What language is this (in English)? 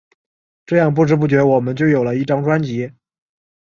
Chinese